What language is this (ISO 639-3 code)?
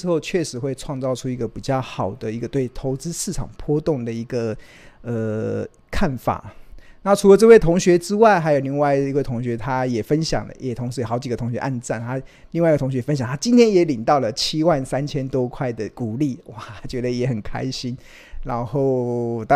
zho